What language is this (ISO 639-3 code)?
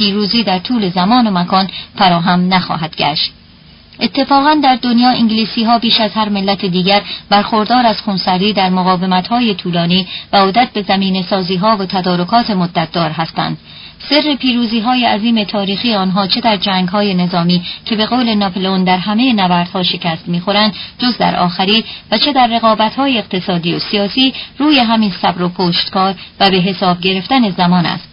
fas